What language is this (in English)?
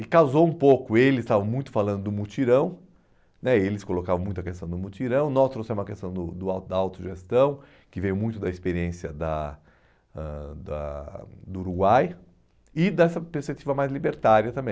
Portuguese